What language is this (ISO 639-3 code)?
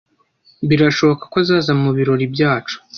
kin